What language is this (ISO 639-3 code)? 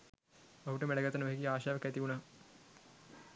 sin